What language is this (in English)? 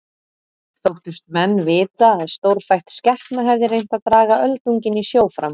Icelandic